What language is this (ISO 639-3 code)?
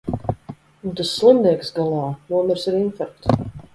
lav